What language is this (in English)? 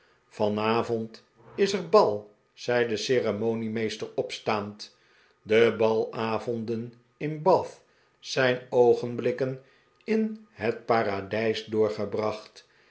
Dutch